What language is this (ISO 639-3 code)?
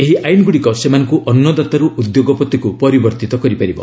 ori